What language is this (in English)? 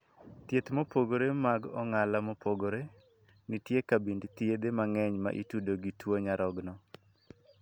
Luo (Kenya and Tanzania)